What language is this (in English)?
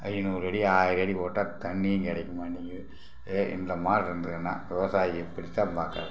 Tamil